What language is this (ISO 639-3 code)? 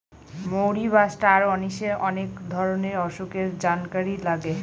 ben